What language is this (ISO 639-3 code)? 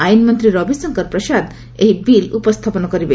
ori